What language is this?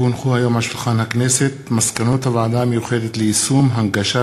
Hebrew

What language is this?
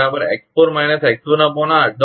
Gujarati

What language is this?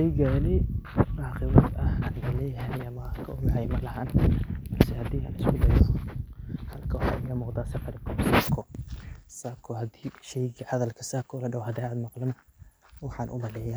Somali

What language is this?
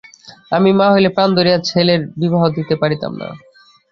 Bangla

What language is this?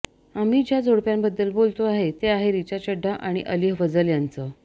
Marathi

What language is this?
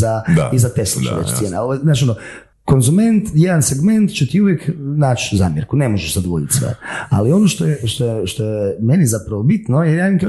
Croatian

